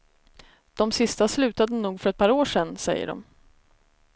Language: Swedish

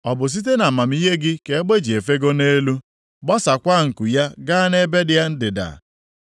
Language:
Igbo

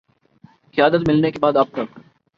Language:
Urdu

